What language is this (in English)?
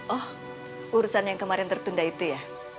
Indonesian